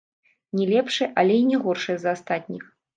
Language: Belarusian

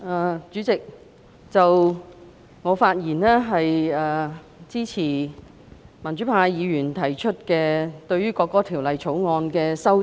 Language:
Cantonese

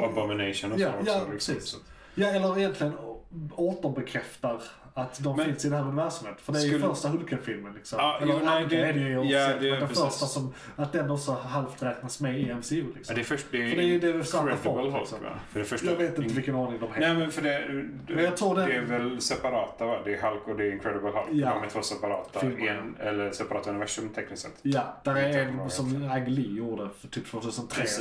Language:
Swedish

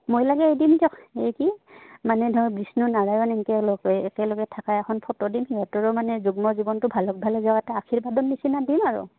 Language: Assamese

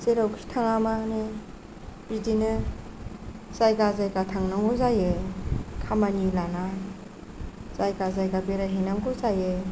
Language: Bodo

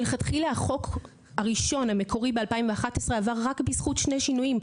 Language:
Hebrew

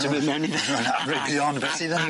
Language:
Welsh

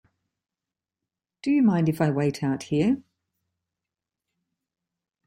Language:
English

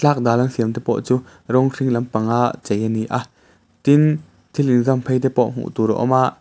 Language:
Mizo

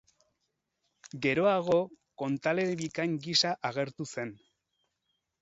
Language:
Basque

